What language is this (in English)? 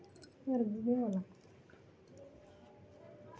Dogri